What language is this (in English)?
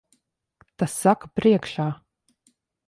Latvian